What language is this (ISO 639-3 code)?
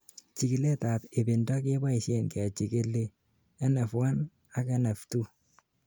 kln